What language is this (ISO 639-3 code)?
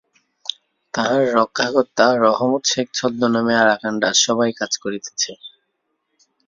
ben